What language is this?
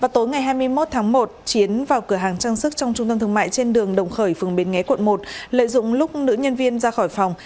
Vietnamese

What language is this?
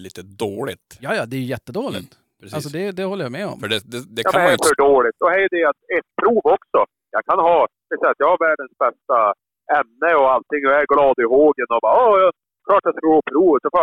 Swedish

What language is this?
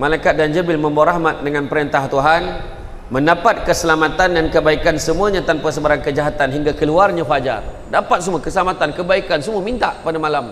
Malay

